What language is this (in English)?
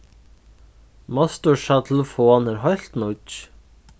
Faroese